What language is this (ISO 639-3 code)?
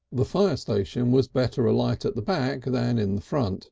eng